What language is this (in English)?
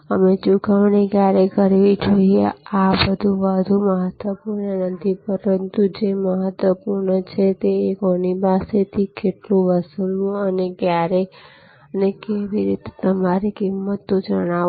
Gujarati